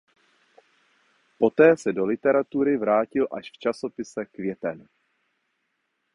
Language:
Czech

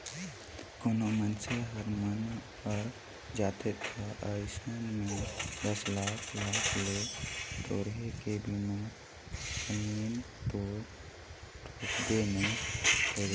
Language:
Chhattisgarhi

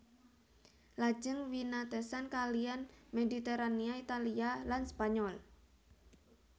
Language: Javanese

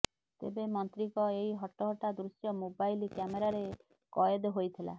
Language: Odia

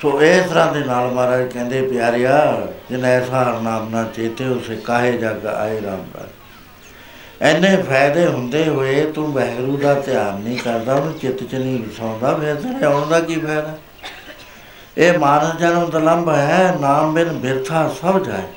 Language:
Punjabi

